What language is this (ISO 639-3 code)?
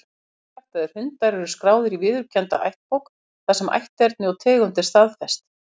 isl